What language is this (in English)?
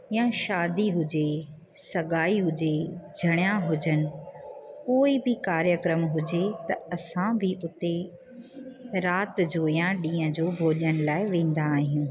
Sindhi